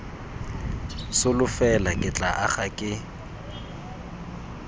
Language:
Tswana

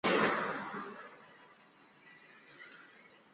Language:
Chinese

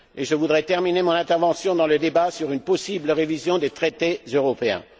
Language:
French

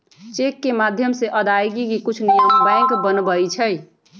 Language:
Magahi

